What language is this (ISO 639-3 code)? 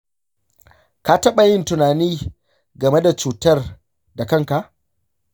hau